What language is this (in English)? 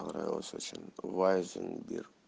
Russian